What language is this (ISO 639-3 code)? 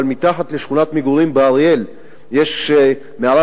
heb